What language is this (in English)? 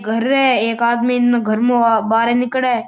Marwari